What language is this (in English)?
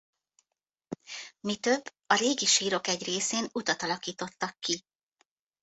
Hungarian